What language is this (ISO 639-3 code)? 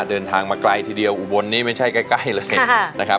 tha